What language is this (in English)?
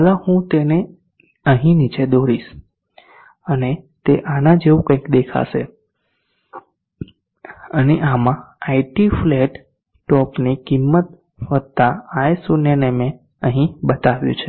Gujarati